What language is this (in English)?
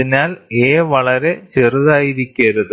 Malayalam